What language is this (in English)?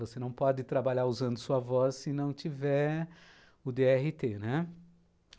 Portuguese